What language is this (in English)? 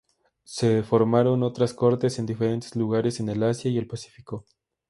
Spanish